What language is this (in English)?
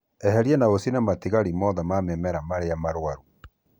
Kikuyu